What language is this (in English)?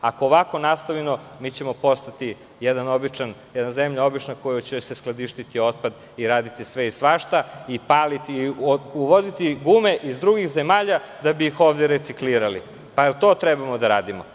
Serbian